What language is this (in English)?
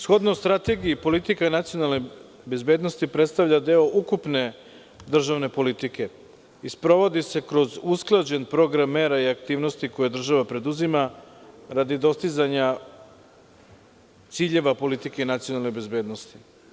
Serbian